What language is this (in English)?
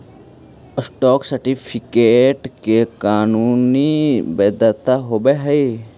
Magahi